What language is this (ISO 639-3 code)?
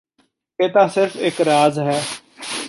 pan